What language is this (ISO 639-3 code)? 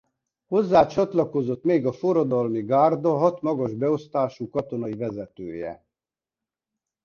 hun